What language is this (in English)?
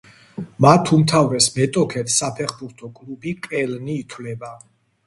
Georgian